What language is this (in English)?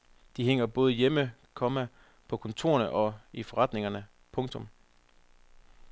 Danish